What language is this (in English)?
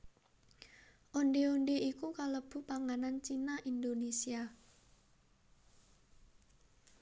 Javanese